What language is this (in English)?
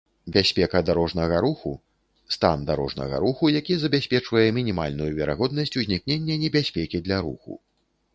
Belarusian